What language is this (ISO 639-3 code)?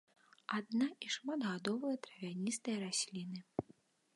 bel